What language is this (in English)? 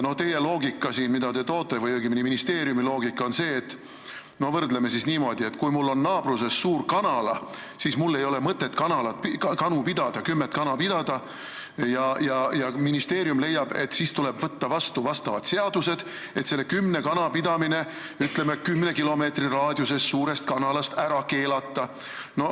Estonian